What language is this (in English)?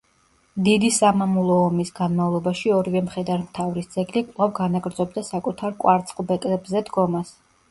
Georgian